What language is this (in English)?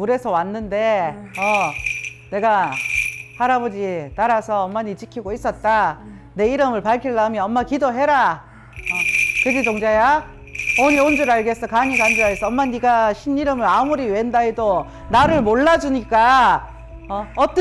Korean